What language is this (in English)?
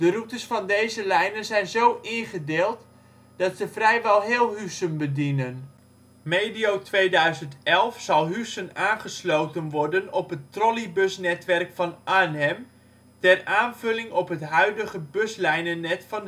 Dutch